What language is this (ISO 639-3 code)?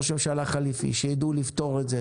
heb